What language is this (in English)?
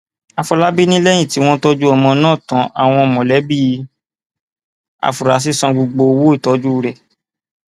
Yoruba